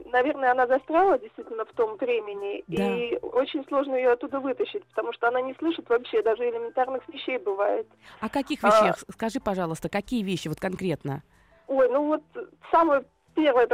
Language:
Russian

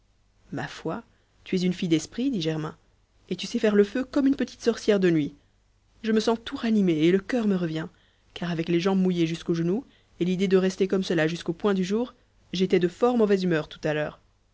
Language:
French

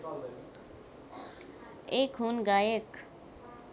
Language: Nepali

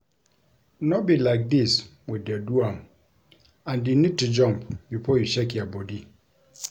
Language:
Nigerian Pidgin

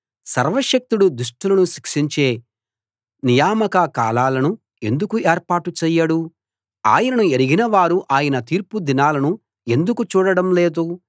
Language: Telugu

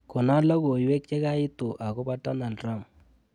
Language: Kalenjin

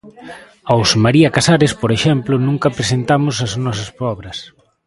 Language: Galician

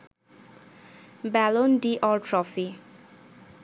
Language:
Bangla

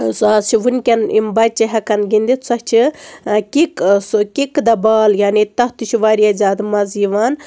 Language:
Kashmiri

